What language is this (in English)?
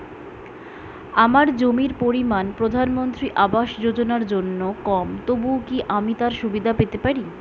Bangla